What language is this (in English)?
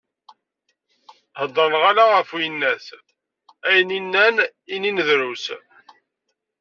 Kabyle